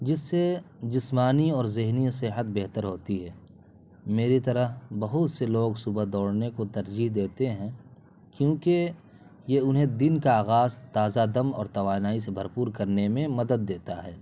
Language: Urdu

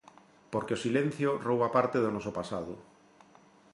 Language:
Galician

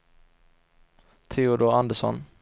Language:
Swedish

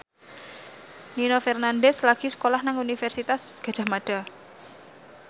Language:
Javanese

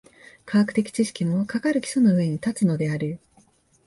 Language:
Japanese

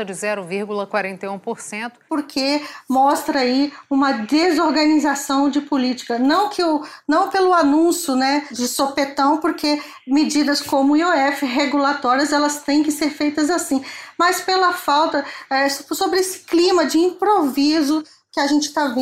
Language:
Portuguese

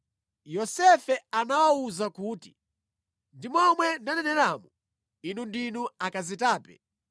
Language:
Nyanja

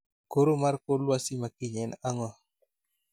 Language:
Luo (Kenya and Tanzania)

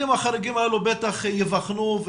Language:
Hebrew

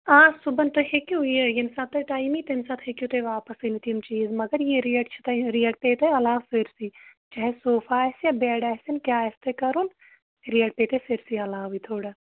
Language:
Kashmiri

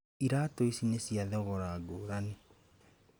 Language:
Kikuyu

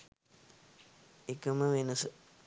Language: Sinhala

